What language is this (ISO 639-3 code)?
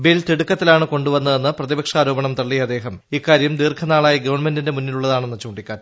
mal